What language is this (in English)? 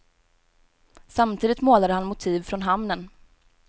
Swedish